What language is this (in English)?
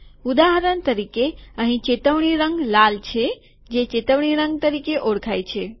Gujarati